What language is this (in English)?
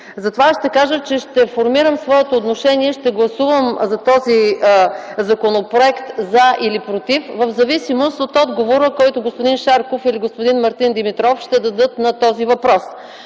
Bulgarian